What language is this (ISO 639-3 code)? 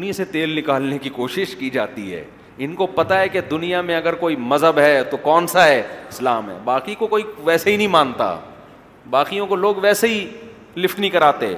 urd